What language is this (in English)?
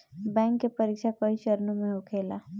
Bhojpuri